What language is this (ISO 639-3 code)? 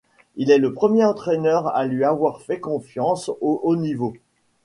fra